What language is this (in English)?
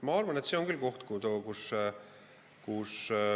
Estonian